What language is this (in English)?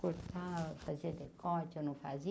Portuguese